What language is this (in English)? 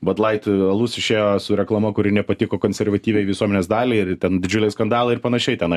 Lithuanian